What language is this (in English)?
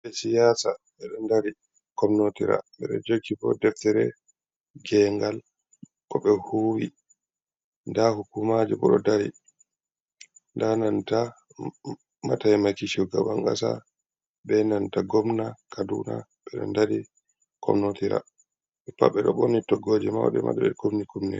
Fula